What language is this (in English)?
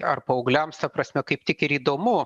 Lithuanian